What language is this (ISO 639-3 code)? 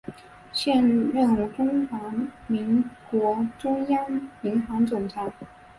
zho